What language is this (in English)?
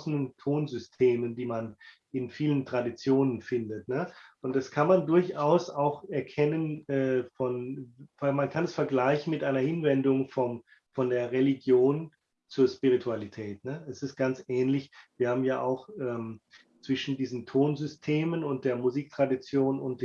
German